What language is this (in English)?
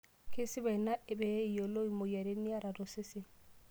Masai